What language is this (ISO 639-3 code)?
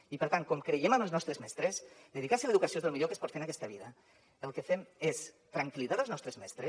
cat